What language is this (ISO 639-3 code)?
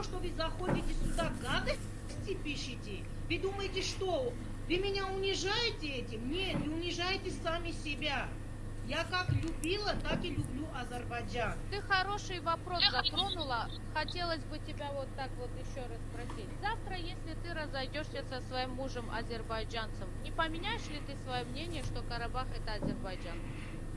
rus